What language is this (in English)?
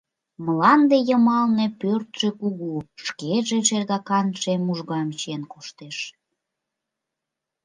Mari